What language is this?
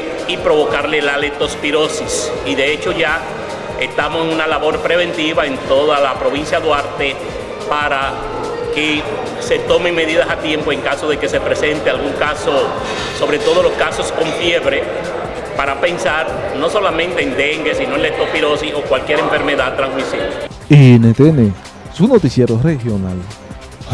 Spanish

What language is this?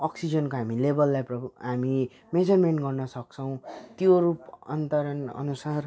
Nepali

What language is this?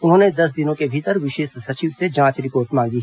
Hindi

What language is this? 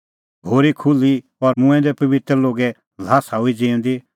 Kullu Pahari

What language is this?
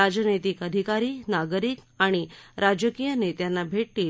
Marathi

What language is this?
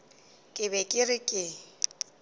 Northern Sotho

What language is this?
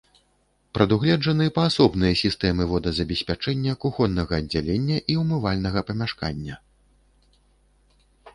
Belarusian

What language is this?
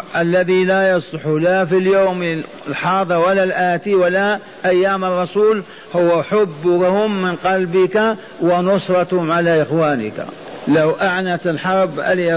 Arabic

